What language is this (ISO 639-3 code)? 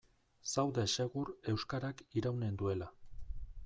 eus